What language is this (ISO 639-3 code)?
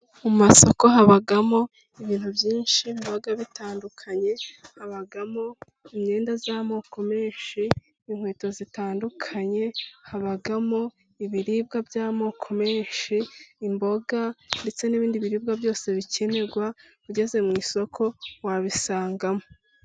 kin